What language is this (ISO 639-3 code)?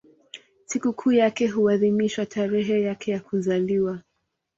swa